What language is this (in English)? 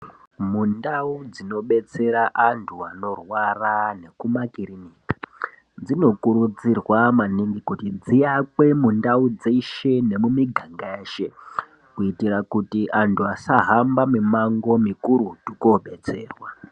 Ndau